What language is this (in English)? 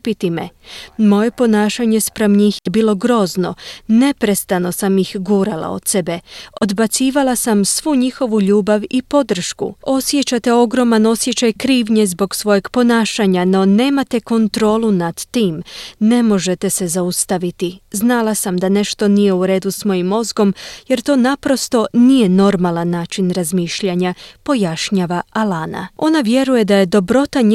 Croatian